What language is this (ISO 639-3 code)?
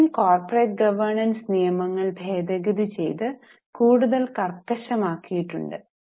mal